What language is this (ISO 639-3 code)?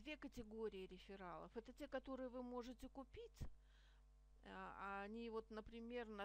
rus